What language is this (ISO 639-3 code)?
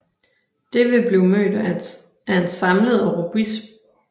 dan